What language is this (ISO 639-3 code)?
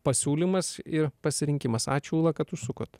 lit